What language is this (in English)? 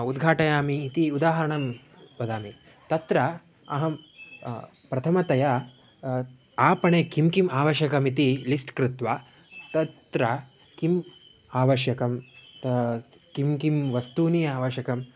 Sanskrit